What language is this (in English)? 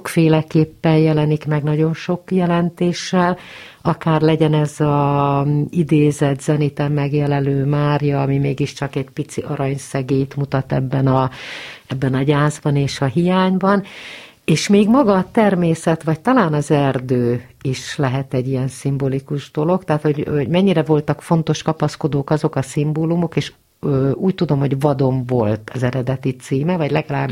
Hungarian